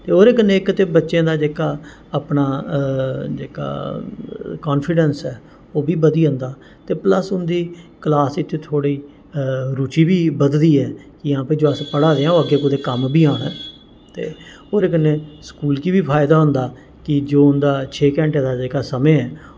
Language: Dogri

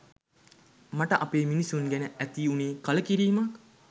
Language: Sinhala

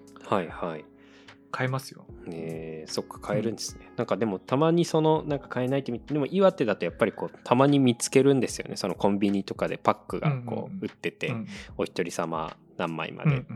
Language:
Japanese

